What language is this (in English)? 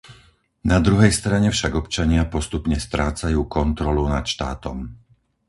Slovak